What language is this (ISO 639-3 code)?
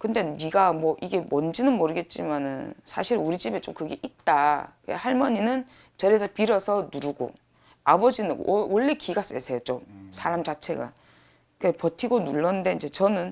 kor